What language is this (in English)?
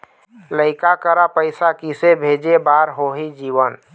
Chhattisgarhi